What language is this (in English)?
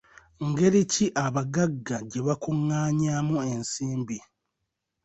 Ganda